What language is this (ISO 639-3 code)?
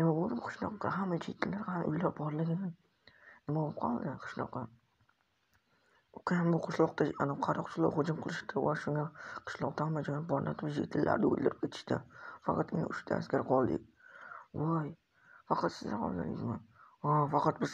ara